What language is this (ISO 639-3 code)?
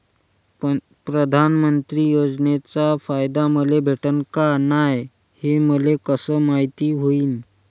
mar